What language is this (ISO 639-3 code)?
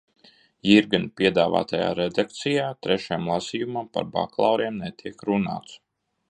lav